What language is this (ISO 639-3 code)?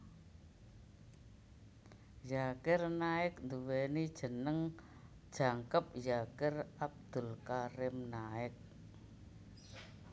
jav